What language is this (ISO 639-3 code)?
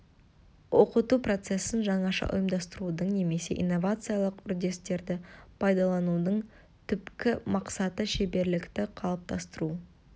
kaz